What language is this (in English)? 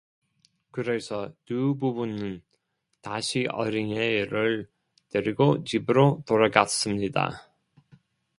Korean